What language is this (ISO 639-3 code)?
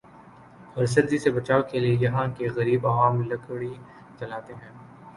urd